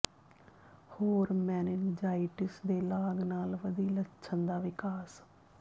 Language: Punjabi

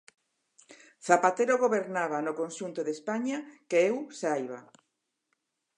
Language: Galician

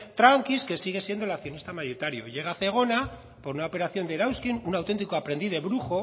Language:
Spanish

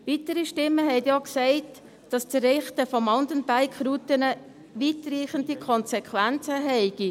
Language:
Swiss German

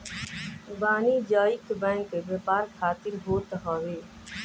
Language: Bhojpuri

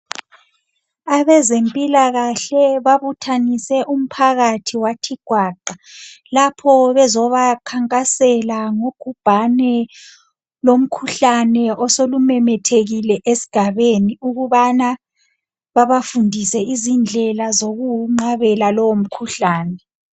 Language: North Ndebele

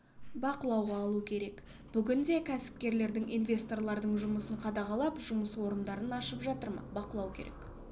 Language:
Kazakh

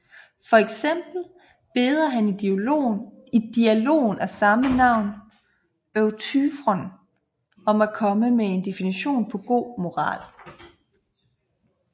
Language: Danish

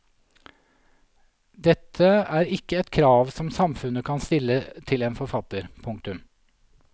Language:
Norwegian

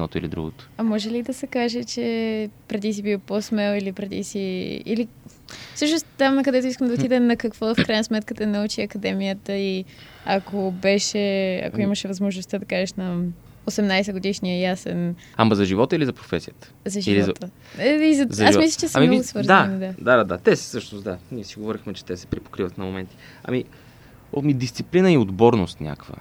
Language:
Bulgarian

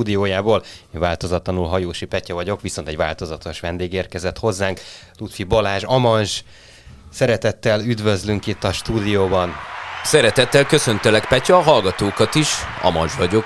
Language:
Hungarian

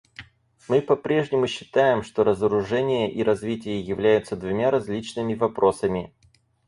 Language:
Russian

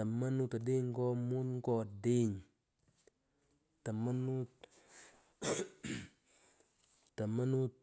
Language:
Pökoot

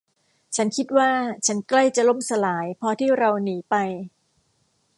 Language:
Thai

